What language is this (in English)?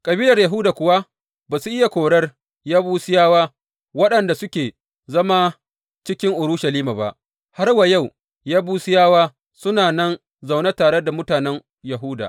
Hausa